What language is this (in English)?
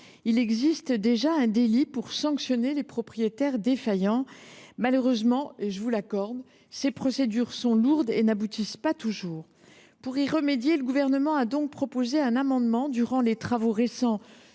French